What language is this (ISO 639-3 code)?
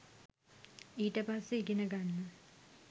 sin